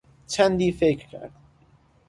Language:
Persian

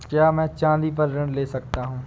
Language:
Hindi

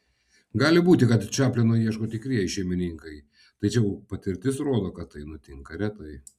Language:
Lithuanian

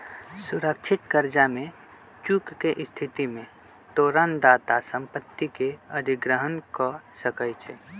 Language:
Magahi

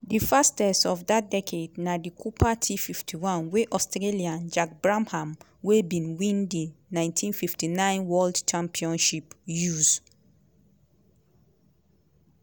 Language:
Nigerian Pidgin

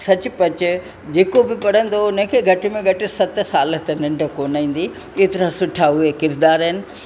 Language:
Sindhi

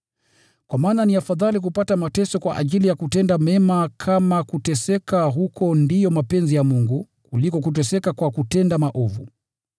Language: Swahili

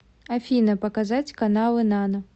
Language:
Russian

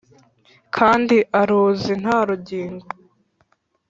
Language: Kinyarwanda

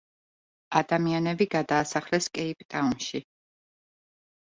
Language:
Georgian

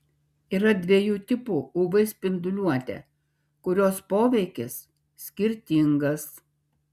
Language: Lithuanian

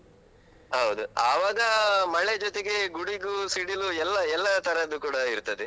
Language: Kannada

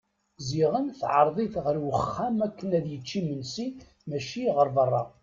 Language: Kabyle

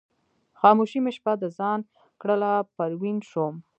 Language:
Pashto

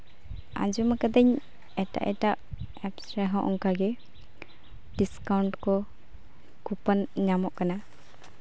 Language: Santali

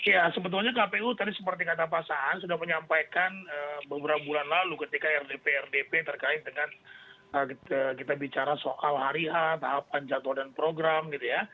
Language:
Indonesian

